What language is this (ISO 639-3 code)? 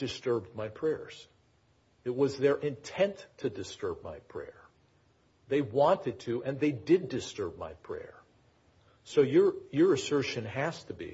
eng